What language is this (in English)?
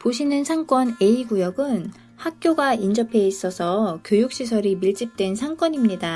Korean